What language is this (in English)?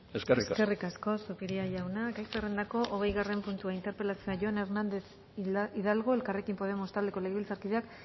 Basque